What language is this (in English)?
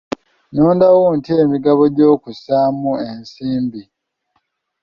Ganda